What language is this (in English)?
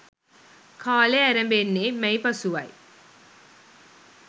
Sinhala